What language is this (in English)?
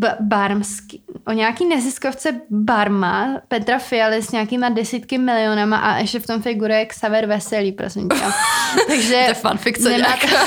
Czech